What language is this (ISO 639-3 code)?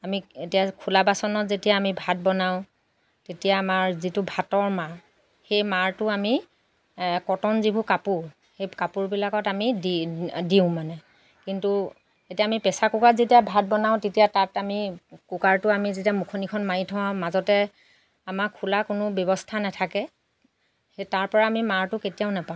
asm